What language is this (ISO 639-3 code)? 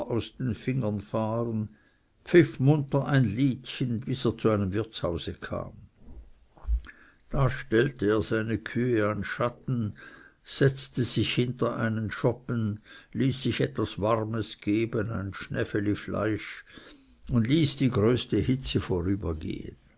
deu